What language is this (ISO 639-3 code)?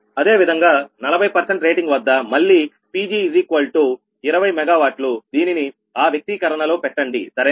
tel